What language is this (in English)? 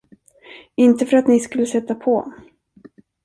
Swedish